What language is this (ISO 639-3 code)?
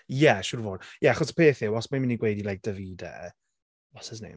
cym